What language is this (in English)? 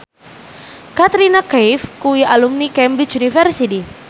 Javanese